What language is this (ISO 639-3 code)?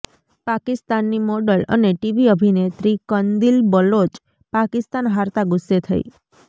guj